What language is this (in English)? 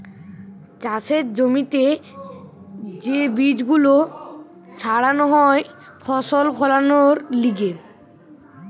Bangla